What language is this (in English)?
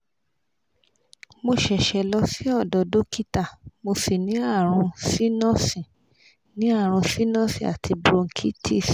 Yoruba